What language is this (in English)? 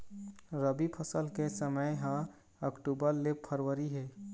Chhattisgarhi